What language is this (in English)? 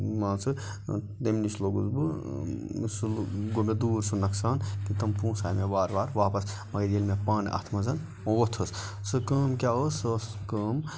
Kashmiri